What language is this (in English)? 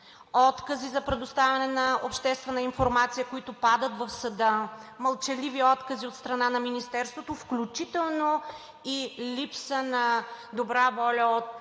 Bulgarian